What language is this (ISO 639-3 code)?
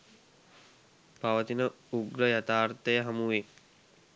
sin